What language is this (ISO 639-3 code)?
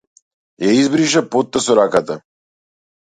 mkd